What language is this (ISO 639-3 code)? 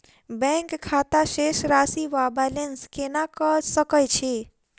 mai